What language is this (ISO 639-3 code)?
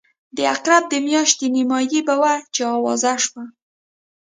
pus